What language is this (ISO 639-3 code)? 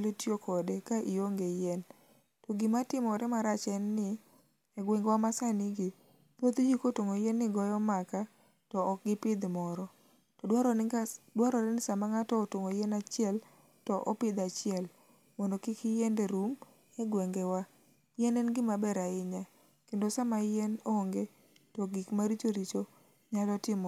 luo